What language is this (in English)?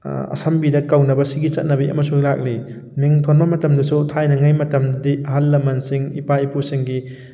Manipuri